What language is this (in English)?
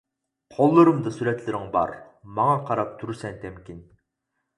Uyghur